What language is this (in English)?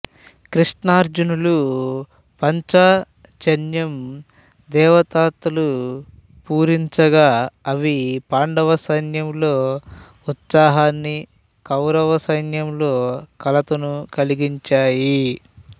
Telugu